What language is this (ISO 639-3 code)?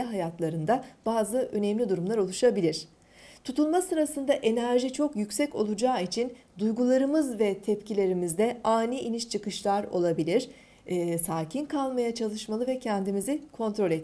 tur